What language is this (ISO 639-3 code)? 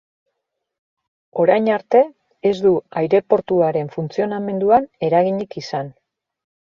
eus